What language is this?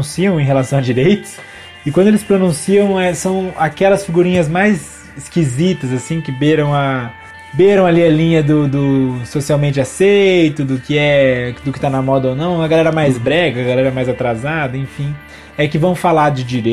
Portuguese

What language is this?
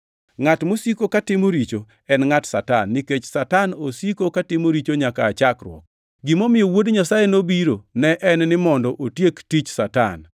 Luo (Kenya and Tanzania)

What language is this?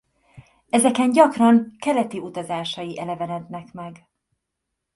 Hungarian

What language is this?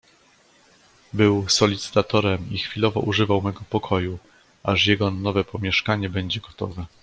Polish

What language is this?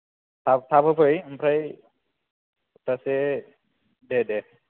Bodo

